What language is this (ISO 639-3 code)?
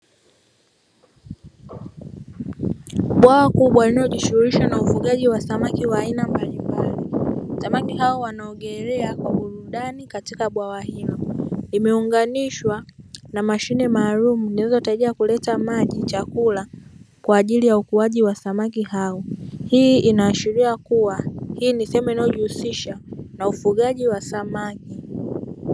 swa